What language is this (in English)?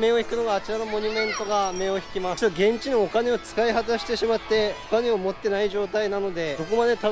Japanese